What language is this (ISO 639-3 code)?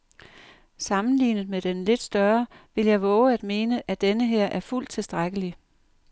dan